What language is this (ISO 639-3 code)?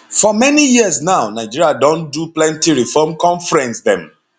pcm